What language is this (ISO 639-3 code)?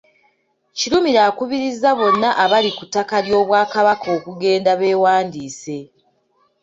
lug